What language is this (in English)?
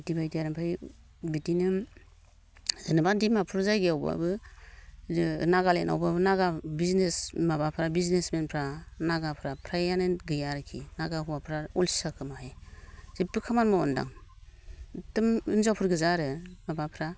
Bodo